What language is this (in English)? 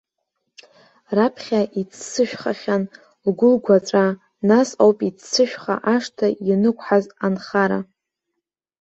Abkhazian